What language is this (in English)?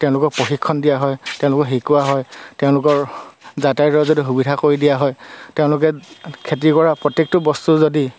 Assamese